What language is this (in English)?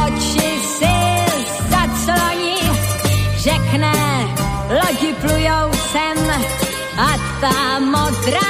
Slovak